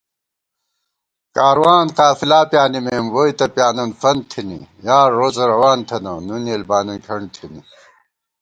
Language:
Gawar-Bati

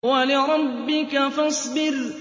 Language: Arabic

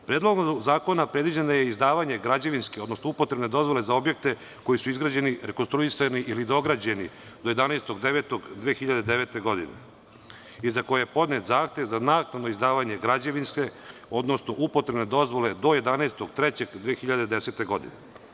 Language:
Serbian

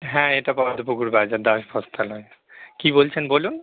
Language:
Bangla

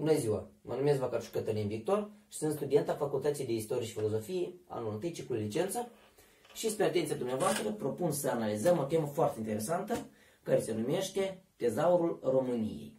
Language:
Romanian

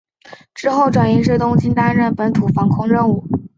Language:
Chinese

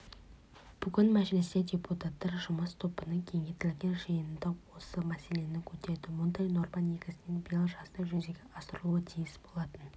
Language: Kazakh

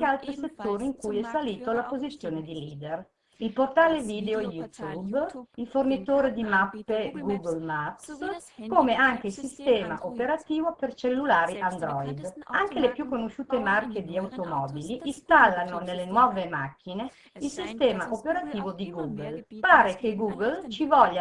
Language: Italian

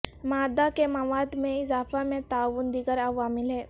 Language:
Urdu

